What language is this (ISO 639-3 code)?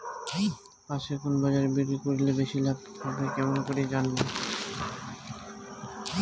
ben